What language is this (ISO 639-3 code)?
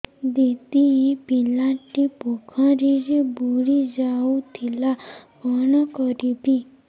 ori